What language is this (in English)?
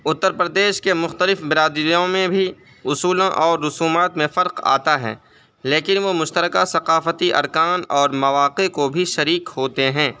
Urdu